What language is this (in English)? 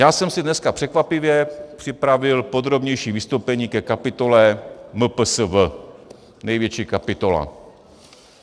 Czech